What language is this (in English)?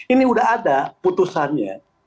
Indonesian